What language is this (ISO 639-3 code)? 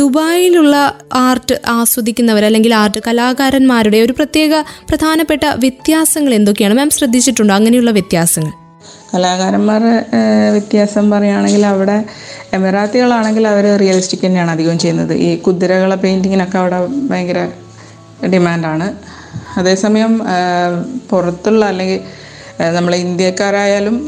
mal